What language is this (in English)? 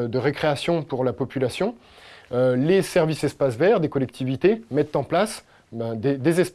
French